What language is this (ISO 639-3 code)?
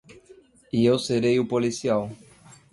por